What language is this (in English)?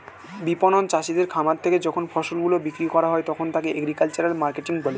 Bangla